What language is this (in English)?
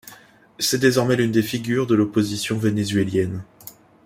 French